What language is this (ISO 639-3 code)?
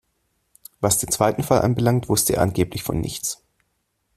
deu